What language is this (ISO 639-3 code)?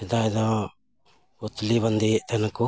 sat